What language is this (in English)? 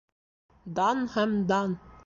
Bashkir